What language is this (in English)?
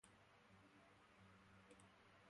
Basque